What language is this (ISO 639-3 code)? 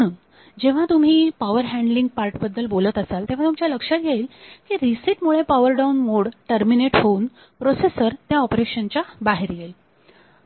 mar